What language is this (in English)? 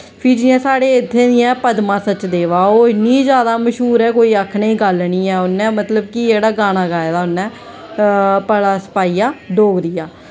Dogri